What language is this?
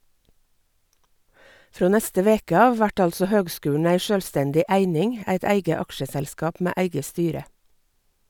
Norwegian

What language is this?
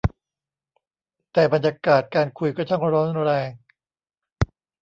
Thai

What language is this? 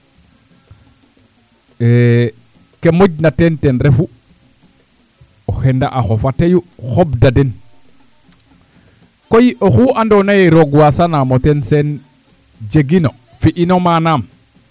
Serer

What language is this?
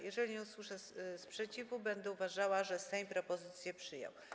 Polish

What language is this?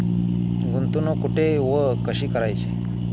Marathi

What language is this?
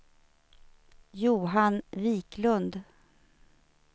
Swedish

